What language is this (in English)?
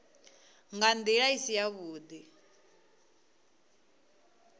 Venda